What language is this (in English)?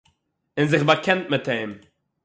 Yiddish